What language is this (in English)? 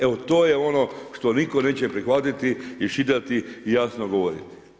Croatian